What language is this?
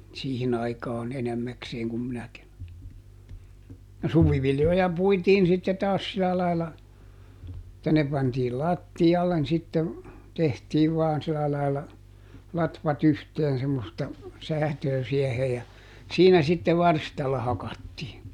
Finnish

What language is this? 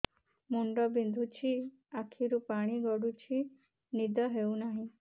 Odia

